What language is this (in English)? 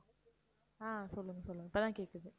Tamil